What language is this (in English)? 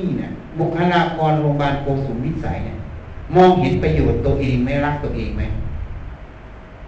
Thai